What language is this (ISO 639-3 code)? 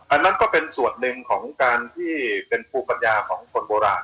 tha